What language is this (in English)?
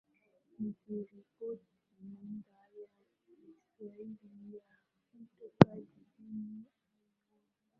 Swahili